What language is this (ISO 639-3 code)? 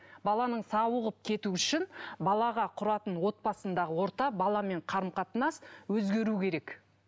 kaz